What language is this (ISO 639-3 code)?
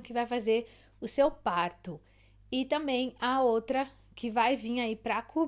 por